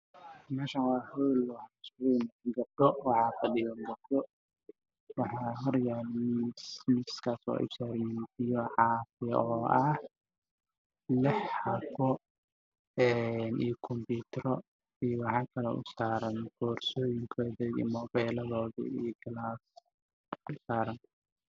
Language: Somali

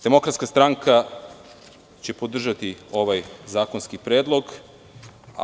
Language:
Serbian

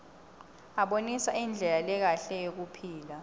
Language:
Swati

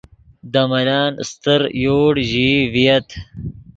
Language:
Yidgha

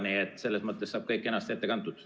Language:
Estonian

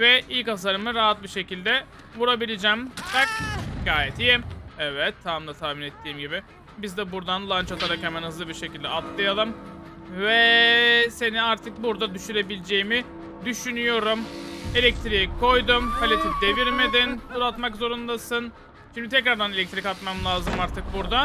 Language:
Turkish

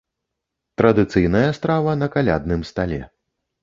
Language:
Belarusian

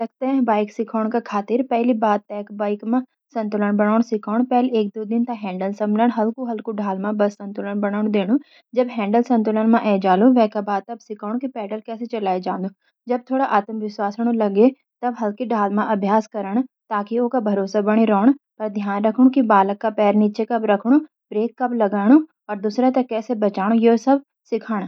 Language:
Garhwali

